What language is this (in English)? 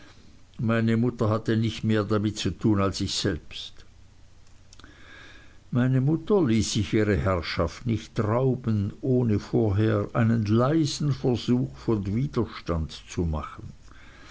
German